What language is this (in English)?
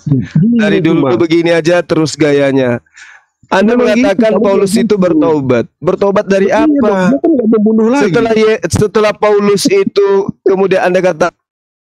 Indonesian